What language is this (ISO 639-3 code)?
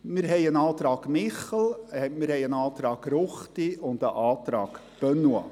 gsw